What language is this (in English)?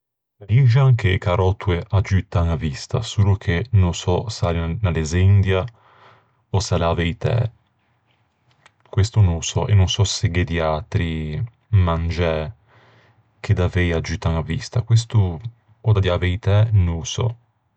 Ligurian